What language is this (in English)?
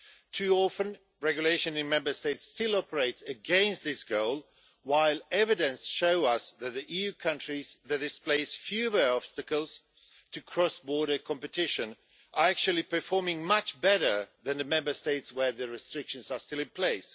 English